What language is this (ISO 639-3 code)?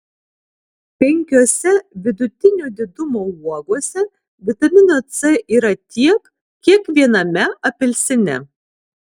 lit